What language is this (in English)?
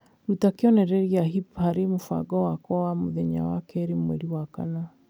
Kikuyu